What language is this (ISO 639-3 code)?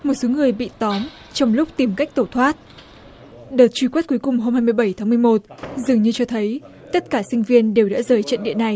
vie